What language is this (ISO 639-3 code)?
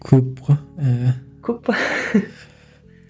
kaz